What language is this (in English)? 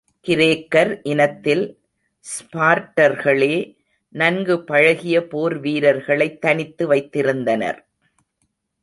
Tamil